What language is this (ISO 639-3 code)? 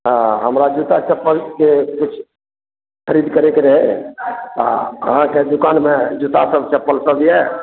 mai